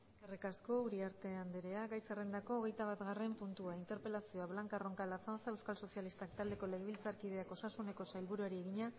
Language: Basque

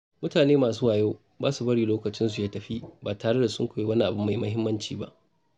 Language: Hausa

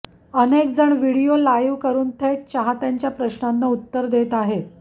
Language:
Marathi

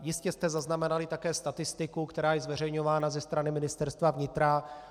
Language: Czech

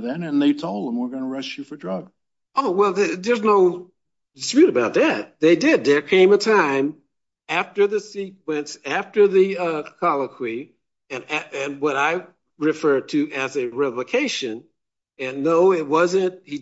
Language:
English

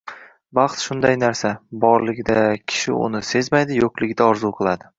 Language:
Uzbek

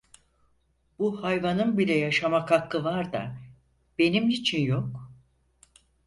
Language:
Turkish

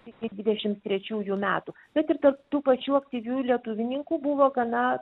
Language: Lithuanian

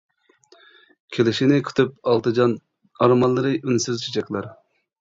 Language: Uyghur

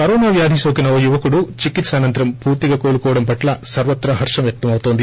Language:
Telugu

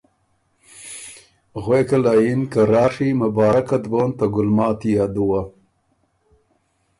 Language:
Ormuri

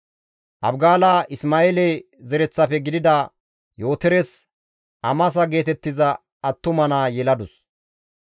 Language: Gamo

